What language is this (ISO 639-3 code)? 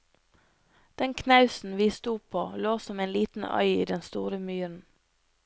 nor